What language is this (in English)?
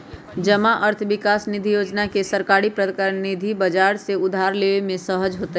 Magahi